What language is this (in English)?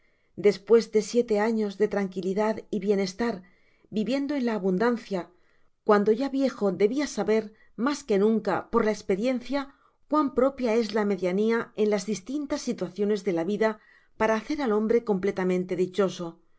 Spanish